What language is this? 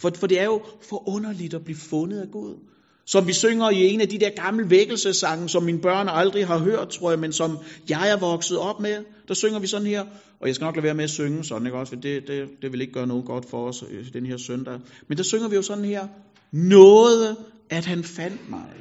Danish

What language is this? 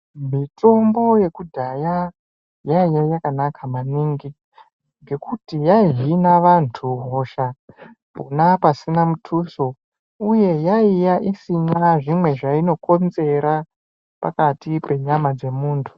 Ndau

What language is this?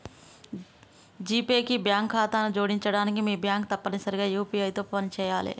Telugu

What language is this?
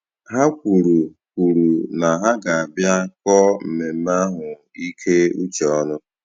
Igbo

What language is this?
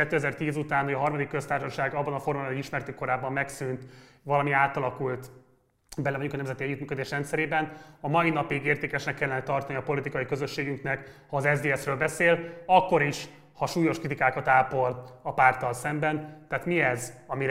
Hungarian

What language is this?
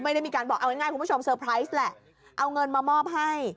Thai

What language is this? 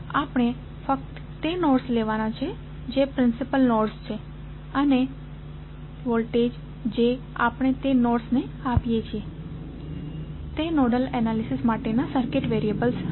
Gujarati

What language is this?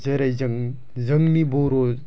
Bodo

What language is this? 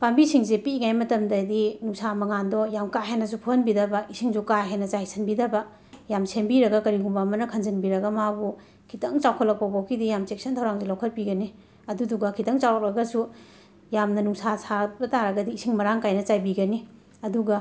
Manipuri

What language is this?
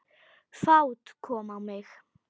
Icelandic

